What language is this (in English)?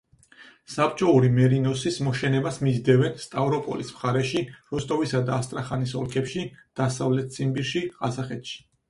Georgian